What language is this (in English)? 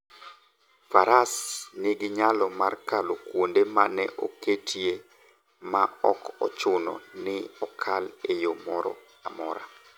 Luo (Kenya and Tanzania)